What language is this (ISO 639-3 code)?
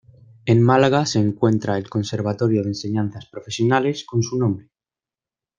spa